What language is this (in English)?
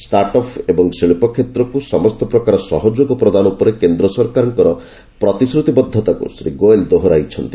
Odia